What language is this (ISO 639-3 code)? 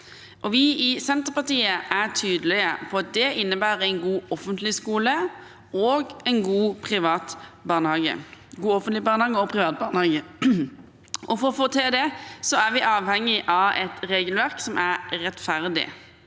nor